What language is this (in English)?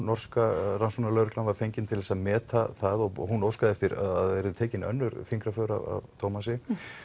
Icelandic